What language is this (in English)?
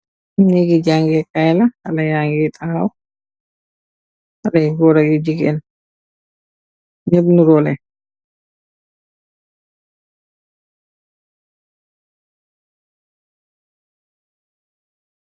Wolof